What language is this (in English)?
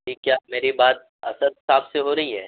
Urdu